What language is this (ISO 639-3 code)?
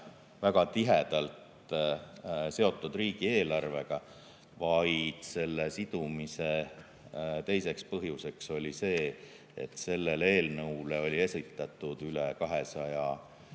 est